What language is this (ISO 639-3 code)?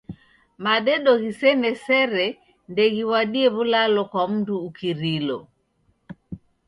dav